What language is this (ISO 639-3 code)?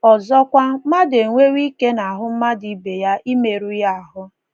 ibo